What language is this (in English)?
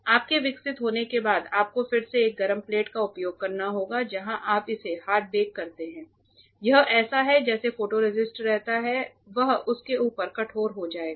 Hindi